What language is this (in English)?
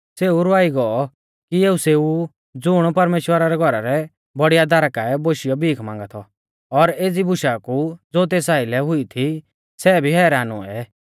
Mahasu Pahari